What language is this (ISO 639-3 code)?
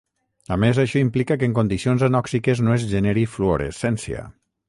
cat